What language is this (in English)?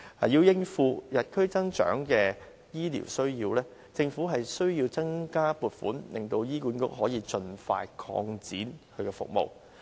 Cantonese